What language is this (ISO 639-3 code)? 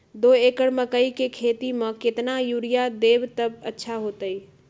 mag